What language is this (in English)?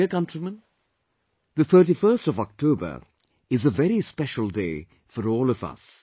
English